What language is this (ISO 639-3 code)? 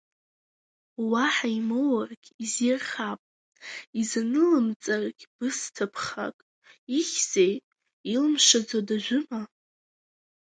abk